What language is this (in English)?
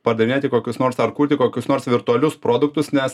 Lithuanian